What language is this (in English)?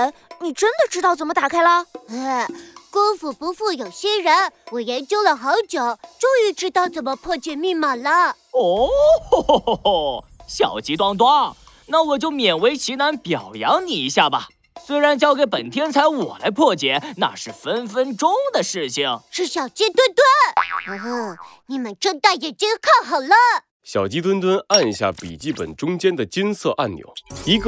Chinese